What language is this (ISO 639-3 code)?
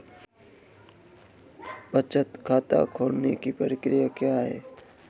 hin